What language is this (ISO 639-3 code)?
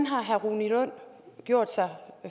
dan